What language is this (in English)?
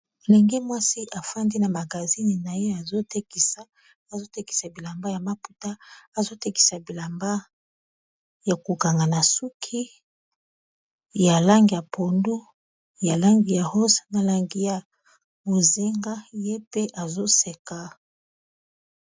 Lingala